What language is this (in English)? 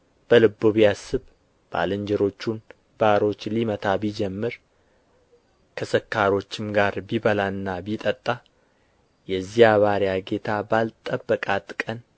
Amharic